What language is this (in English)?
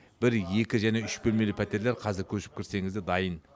Kazakh